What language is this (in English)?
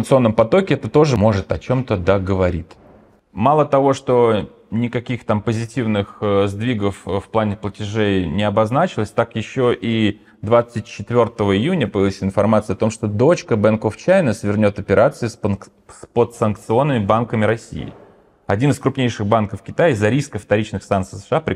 Russian